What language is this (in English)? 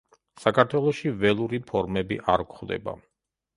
Georgian